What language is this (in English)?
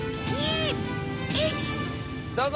Japanese